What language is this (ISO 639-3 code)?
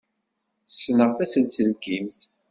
kab